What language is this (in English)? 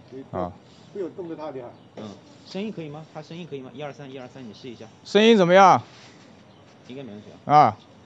Chinese